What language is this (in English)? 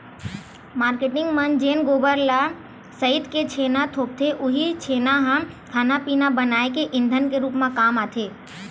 Chhattisgarhi